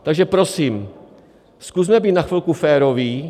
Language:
Czech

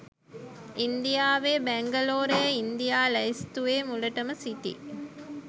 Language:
Sinhala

